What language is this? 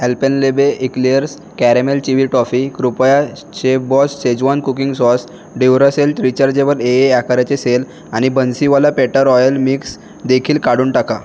Marathi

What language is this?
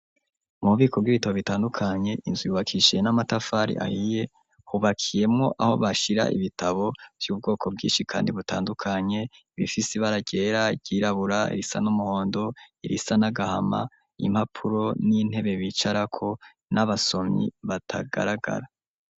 Rundi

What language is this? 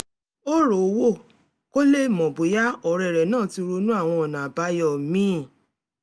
Yoruba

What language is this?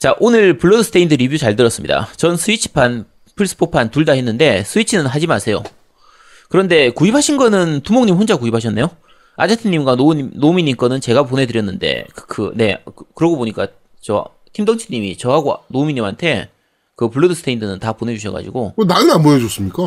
Korean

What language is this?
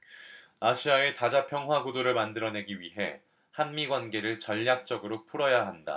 Korean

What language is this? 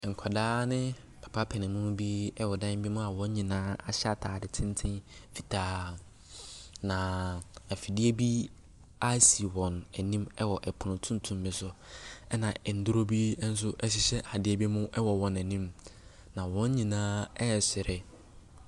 Akan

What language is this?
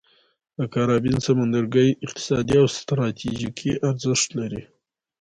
Pashto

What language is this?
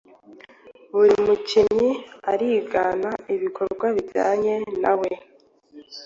Kinyarwanda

